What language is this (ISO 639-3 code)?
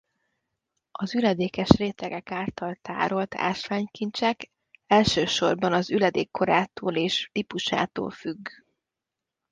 hun